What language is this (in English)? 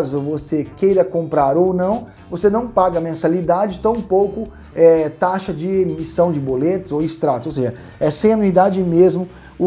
Portuguese